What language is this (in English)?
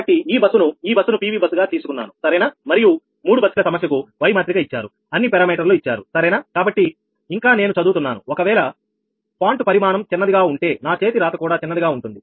Telugu